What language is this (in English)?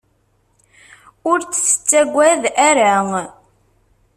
Kabyle